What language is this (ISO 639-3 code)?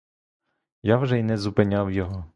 ukr